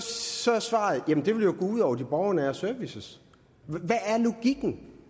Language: Danish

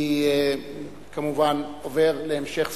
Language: Hebrew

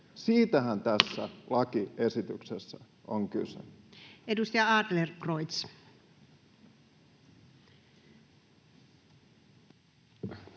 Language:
Finnish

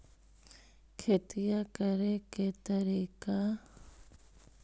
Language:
Magahi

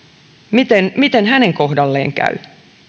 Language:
Finnish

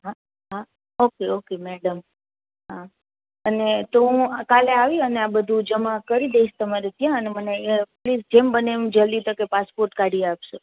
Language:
Gujarati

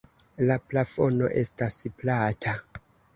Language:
Esperanto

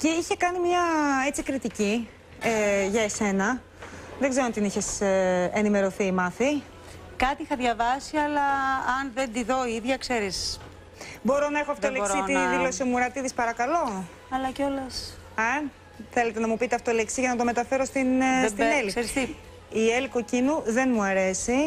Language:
Greek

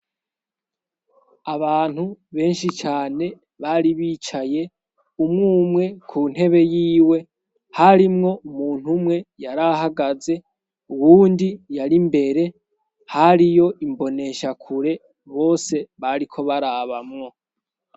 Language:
Rundi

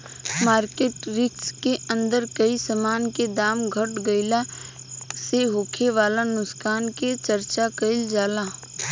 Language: Bhojpuri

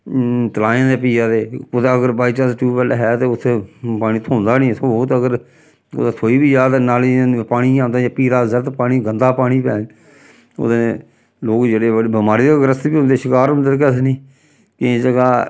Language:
Dogri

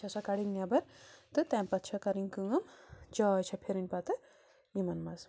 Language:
Kashmiri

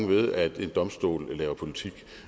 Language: Danish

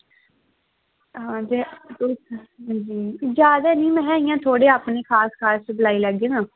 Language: Dogri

